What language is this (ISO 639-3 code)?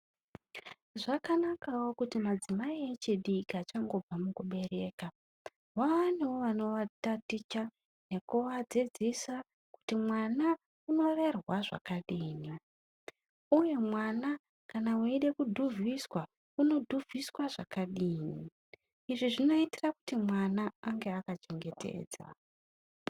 ndc